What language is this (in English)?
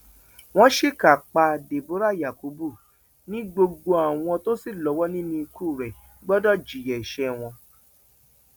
Yoruba